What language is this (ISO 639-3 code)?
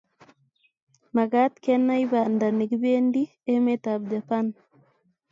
kln